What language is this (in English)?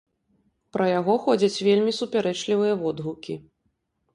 Belarusian